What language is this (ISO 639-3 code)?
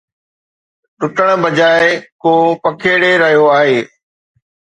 snd